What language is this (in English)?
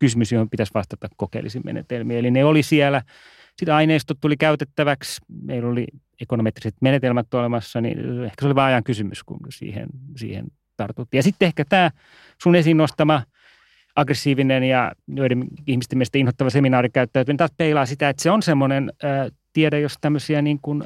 Finnish